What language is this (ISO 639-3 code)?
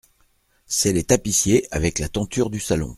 fra